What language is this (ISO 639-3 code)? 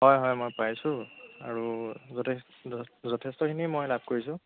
asm